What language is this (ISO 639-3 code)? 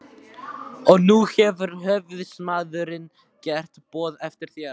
isl